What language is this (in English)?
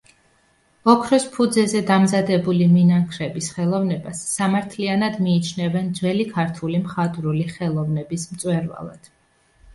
Georgian